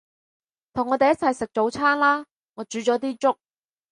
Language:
Cantonese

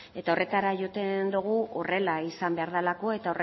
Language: Basque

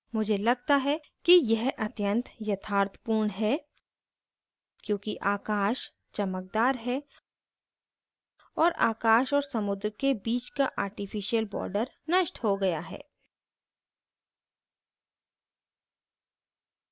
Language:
Hindi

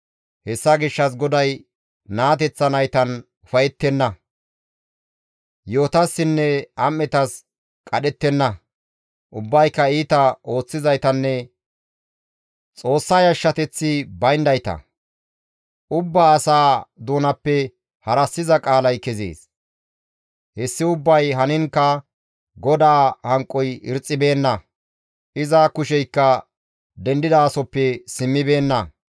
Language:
Gamo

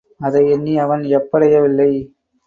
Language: Tamil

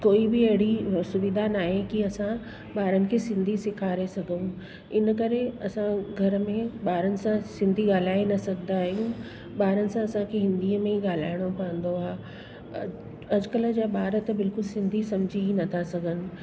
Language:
Sindhi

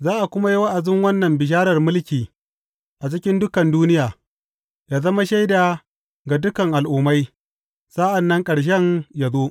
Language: Hausa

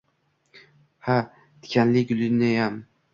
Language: Uzbek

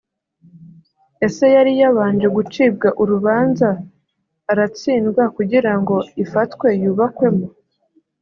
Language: Kinyarwanda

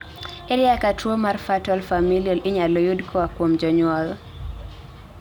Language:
Luo (Kenya and Tanzania)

